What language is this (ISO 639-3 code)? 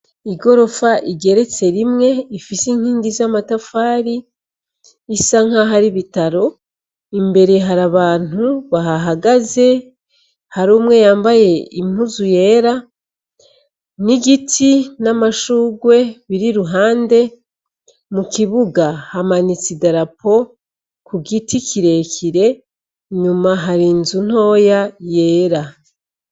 run